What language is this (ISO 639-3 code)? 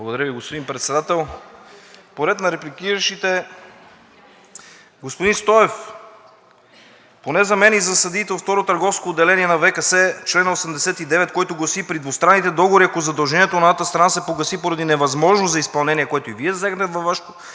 bul